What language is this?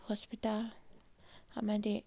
Manipuri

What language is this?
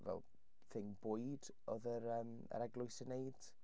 Welsh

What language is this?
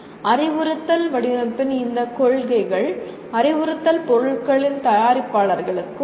Tamil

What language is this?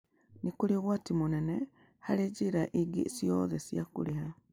Kikuyu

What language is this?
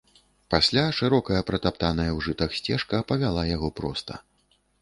Belarusian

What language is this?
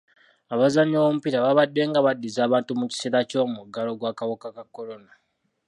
Ganda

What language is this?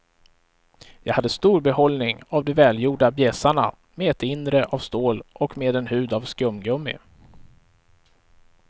Swedish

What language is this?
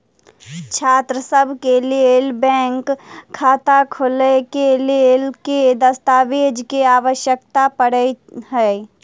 Maithili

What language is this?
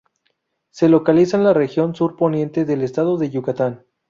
Spanish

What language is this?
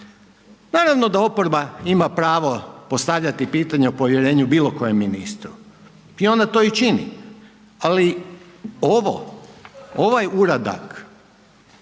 Croatian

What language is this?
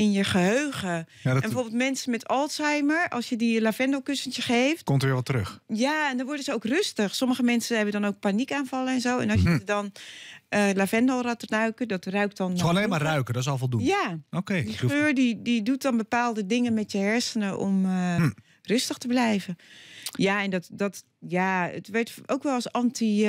Dutch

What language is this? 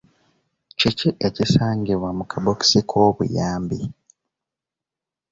Ganda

